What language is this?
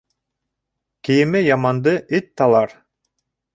Bashkir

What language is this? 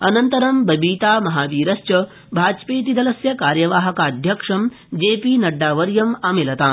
Sanskrit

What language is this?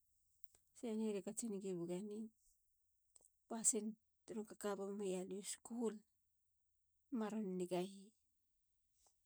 Halia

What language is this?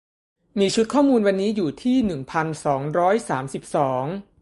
Thai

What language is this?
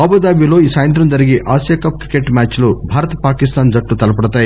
Telugu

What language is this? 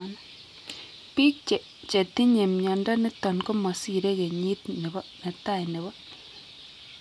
Kalenjin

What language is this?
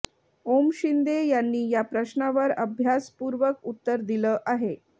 Marathi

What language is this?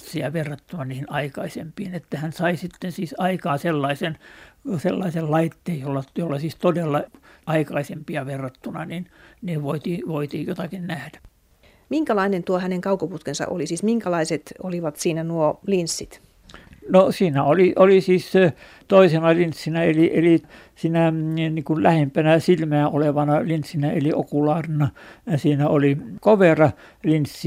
Finnish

